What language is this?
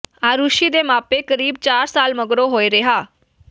Punjabi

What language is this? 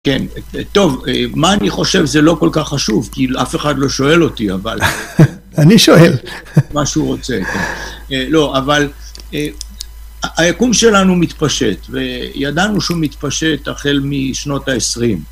Hebrew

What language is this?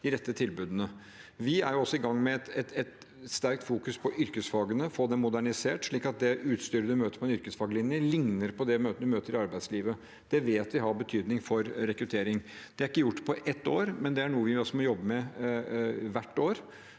Norwegian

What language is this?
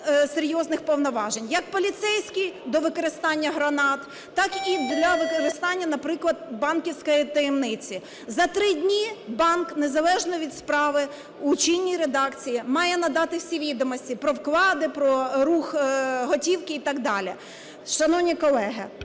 Ukrainian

